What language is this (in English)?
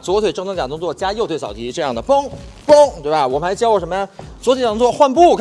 Chinese